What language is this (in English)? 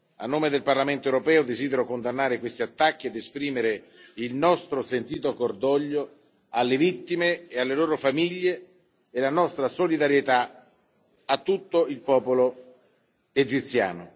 Italian